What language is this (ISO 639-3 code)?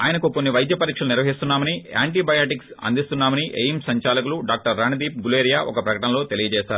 tel